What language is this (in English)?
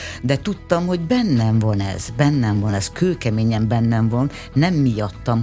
Hungarian